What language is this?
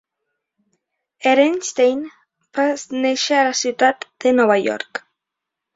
Catalan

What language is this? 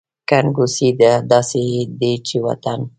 Pashto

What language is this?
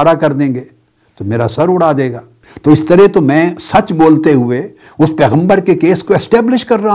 Urdu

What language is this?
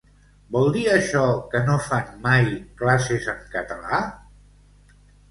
Catalan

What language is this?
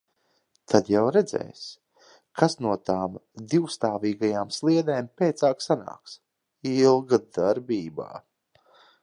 Latvian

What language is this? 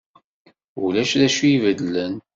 Kabyle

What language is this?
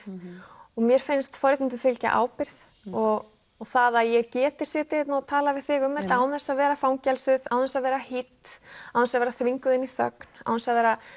Icelandic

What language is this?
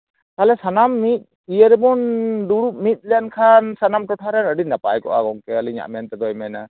Santali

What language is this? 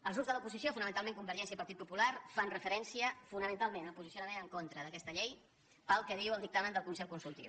Catalan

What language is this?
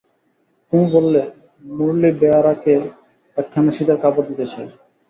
Bangla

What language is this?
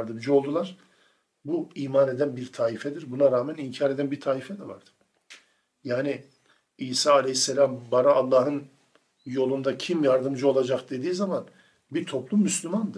Turkish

